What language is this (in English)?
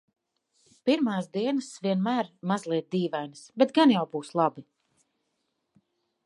Latvian